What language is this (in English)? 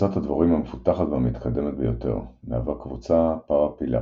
Hebrew